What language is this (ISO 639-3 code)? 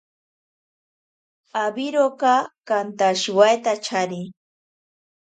prq